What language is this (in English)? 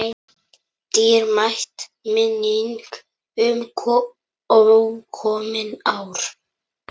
Icelandic